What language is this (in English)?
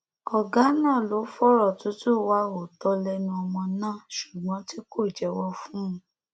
Yoruba